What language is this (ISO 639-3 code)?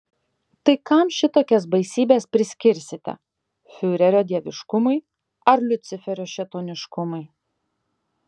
lit